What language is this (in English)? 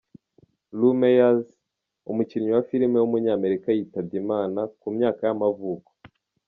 Kinyarwanda